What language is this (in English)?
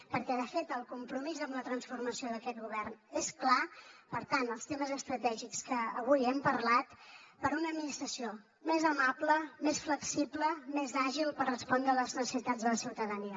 Catalan